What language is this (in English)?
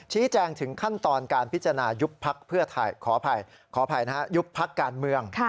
Thai